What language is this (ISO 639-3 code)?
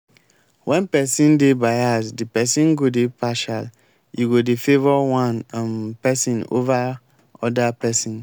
pcm